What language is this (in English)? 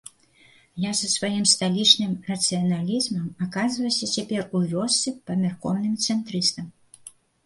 Belarusian